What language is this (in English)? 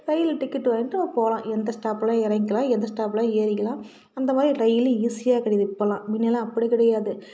Tamil